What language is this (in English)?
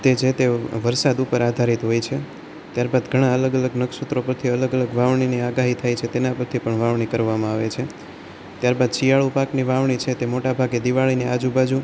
Gujarati